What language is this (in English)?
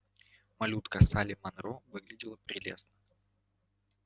Russian